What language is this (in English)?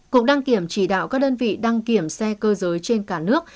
Vietnamese